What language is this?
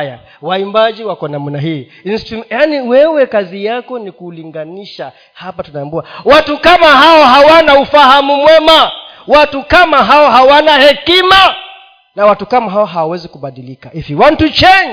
Swahili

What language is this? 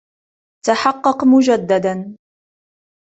Arabic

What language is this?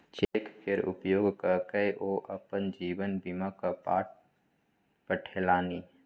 Maithili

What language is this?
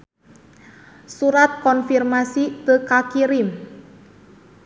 Sundanese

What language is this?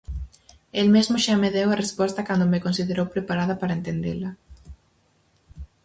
Galician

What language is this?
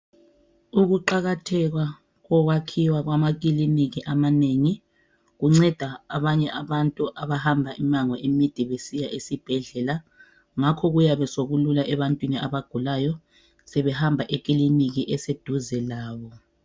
North Ndebele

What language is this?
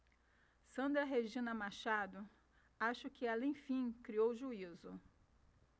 Portuguese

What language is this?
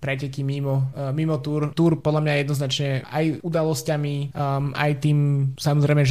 Slovak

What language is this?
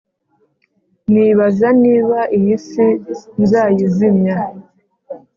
Kinyarwanda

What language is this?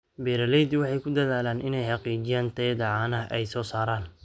Somali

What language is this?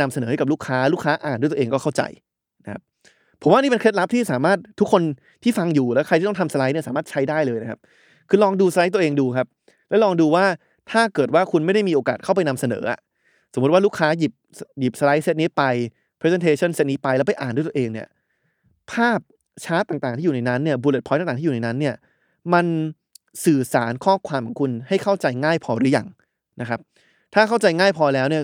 Thai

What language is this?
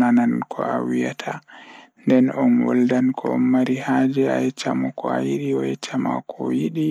Fula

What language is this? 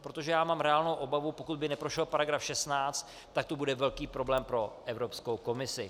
Czech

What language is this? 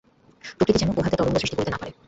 Bangla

